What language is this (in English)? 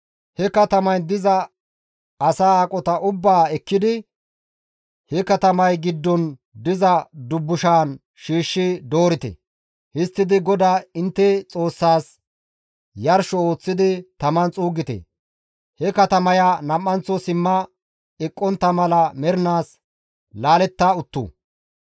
Gamo